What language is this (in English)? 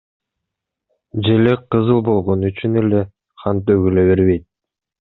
Kyrgyz